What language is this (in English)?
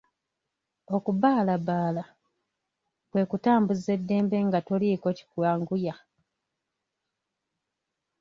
Ganda